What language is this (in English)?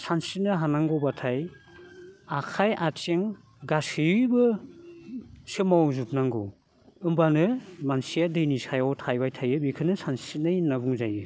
Bodo